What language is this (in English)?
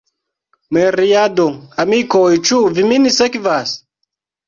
Esperanto